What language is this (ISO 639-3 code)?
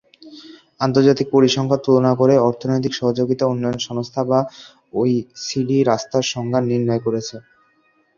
ben